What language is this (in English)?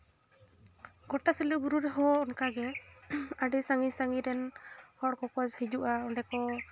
Santali